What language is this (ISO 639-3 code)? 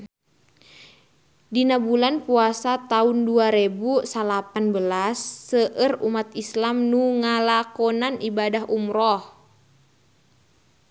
sun